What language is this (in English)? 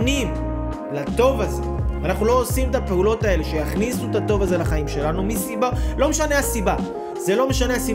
Hebrew